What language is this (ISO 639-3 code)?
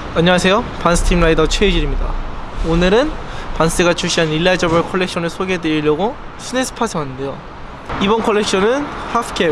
kor